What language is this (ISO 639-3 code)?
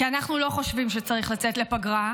heb